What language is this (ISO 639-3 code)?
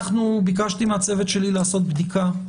heb